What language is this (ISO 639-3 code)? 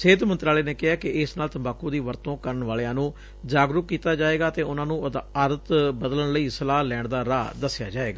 pan